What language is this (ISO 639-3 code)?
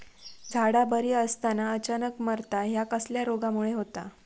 mar